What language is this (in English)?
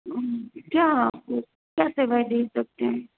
Hindi